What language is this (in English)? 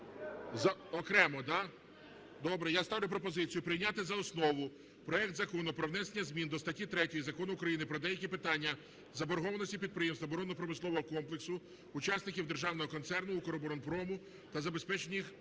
Ukrainian